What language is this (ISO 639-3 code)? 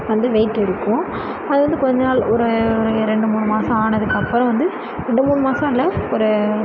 tam